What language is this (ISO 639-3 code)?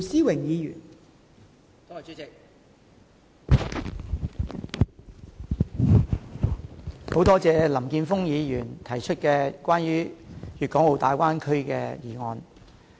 yue